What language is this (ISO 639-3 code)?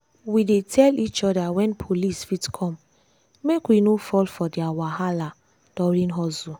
pcm